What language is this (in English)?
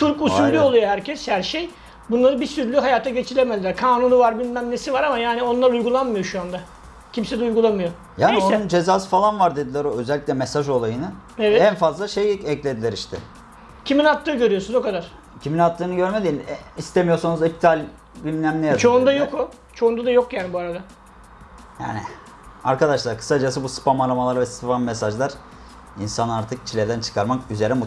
Turkish